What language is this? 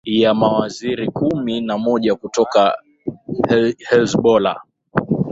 Swahili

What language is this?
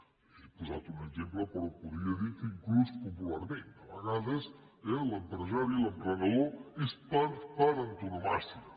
Catalan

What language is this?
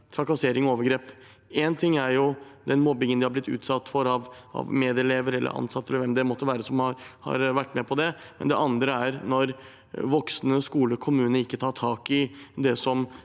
Norwegian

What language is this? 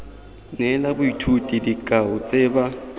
Tswana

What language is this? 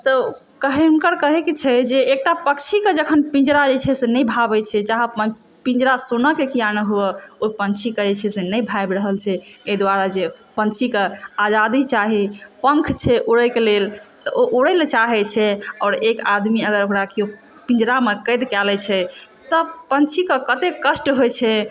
Maithili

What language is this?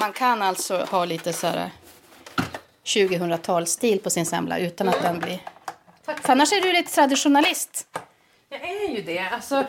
Swedish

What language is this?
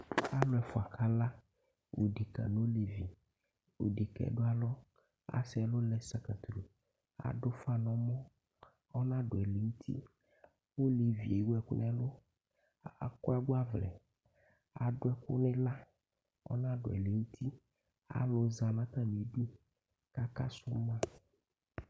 Ikposo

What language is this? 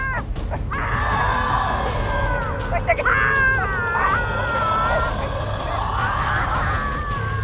Thai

